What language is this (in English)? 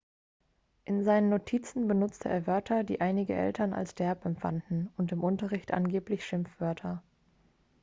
German